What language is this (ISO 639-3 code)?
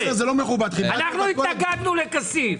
heb